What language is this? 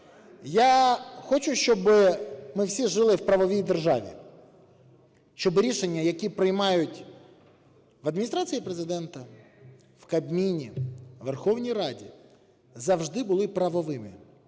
Ukrainian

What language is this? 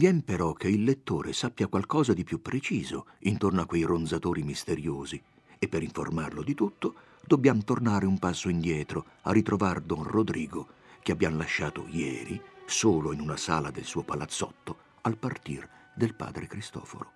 Italian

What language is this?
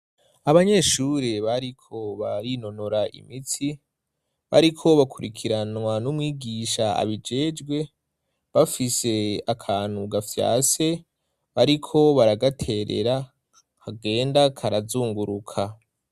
Rundi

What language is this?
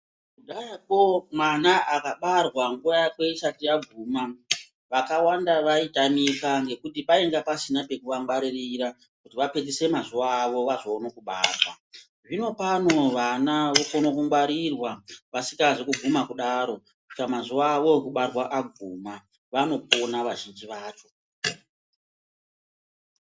Ndau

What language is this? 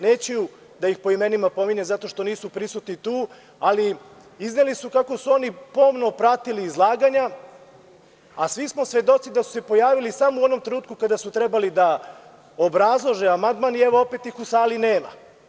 Serbian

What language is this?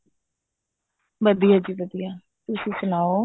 Punjabi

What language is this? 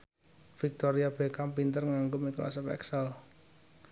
Javanese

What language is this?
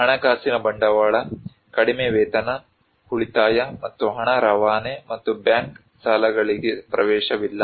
Kannada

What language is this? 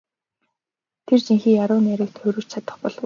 Mongolian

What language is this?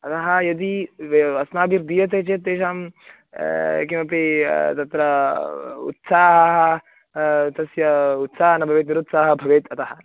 Sanskrit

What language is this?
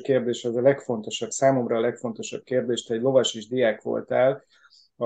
Hungarian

